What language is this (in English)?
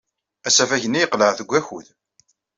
Kabyle